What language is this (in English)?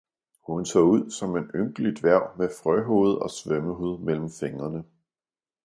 Danish